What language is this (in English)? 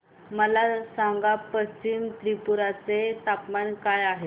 Marathi